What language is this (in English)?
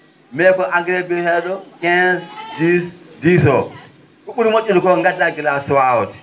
Fula